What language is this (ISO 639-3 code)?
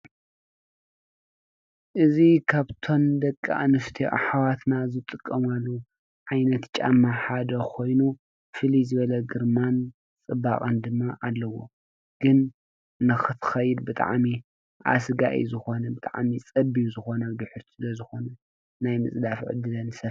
tir